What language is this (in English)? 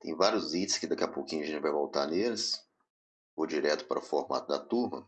Portuguese